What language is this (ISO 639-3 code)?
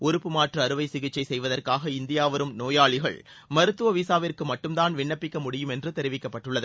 tam